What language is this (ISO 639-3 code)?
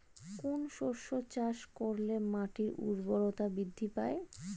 ben